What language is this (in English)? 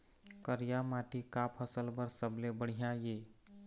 Chhattisgarhi